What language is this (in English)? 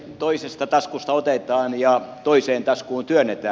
Finnish